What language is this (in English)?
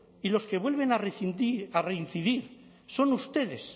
Spanish